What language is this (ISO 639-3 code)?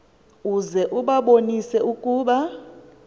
xho